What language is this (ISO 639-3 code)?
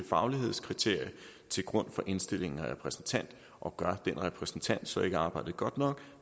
dan